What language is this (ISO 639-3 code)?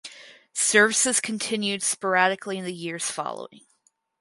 eng